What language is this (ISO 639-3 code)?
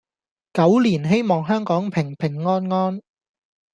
yue